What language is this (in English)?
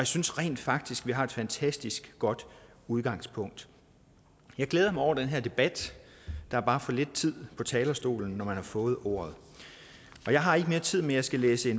Danish